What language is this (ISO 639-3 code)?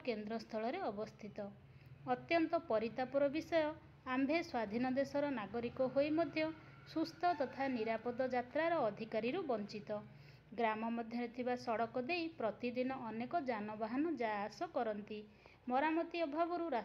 ara